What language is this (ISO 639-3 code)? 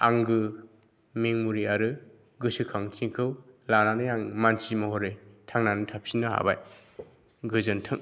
brx